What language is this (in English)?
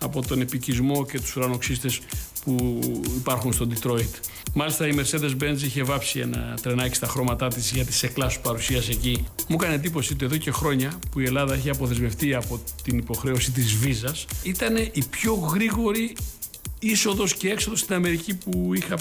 Greek